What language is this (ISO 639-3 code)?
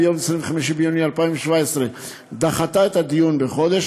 heb